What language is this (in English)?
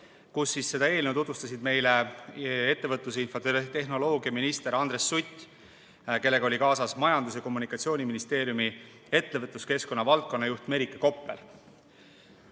Estonian